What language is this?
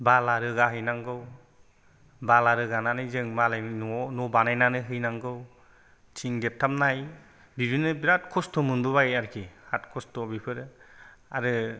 Bodo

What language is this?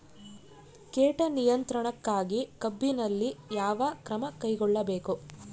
Kannada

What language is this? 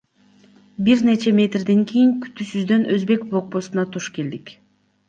Kyrgyz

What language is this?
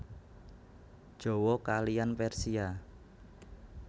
Javanese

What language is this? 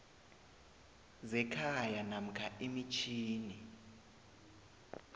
South Ndebele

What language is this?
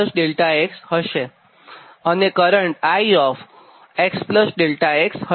Gujarati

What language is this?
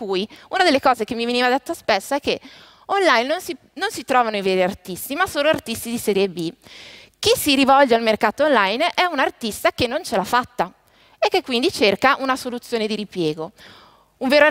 Italian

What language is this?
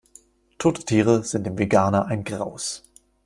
German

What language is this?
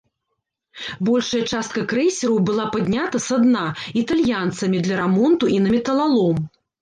Belarusian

